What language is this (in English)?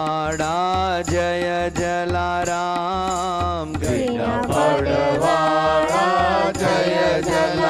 Hindi